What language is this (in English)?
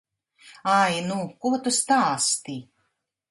Latvian